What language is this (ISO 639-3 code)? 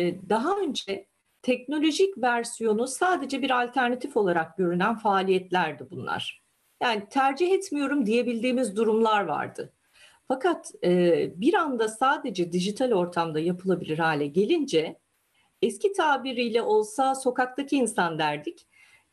tur